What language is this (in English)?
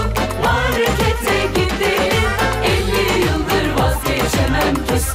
Turkish